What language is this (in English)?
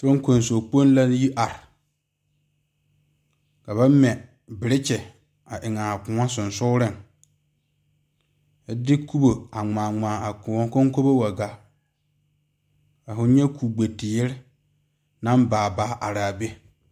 Southern Dagaare